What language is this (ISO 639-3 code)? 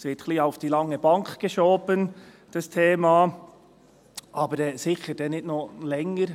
gsw